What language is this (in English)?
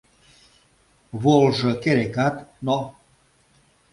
Mari